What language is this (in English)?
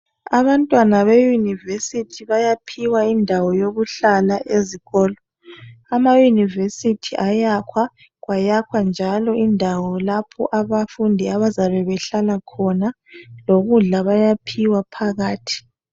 North Ndebele